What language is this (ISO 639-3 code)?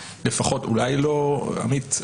heb